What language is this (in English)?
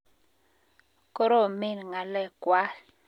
Kalenjin